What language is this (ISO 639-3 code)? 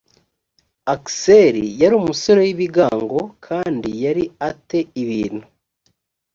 kin